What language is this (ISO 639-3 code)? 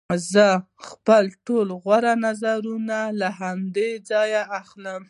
pus